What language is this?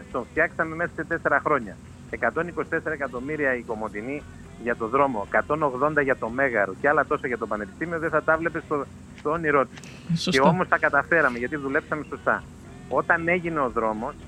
Greek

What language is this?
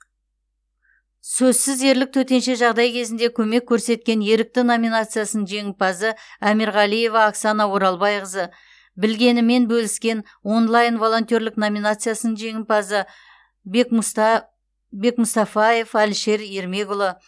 Kazakh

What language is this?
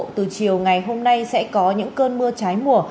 Vietnamese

